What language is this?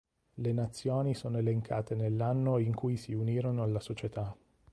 Italian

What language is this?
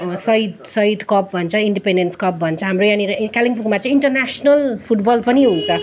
Nepali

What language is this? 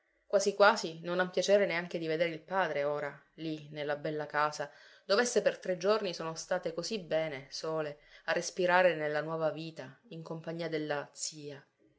Italian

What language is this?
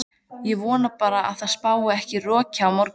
Icelandic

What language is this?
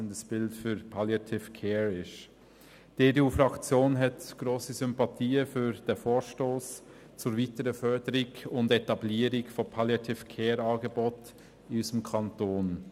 Swiss German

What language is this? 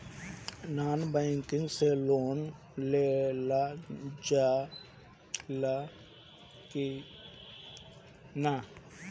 Bhojpuri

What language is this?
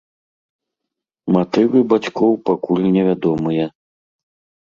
Belarusian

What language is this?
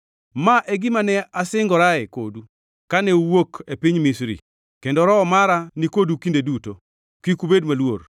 Luo (Kenya and Tanzania)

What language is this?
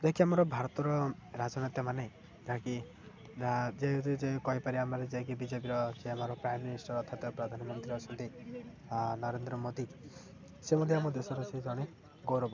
Odia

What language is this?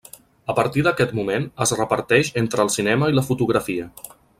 Catalan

